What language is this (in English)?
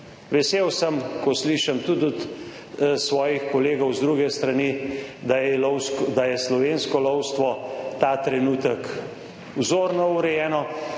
Slovenian